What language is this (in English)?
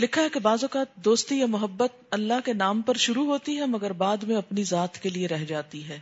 Urdu